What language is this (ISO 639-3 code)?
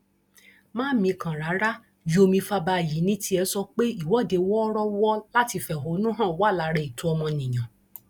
yor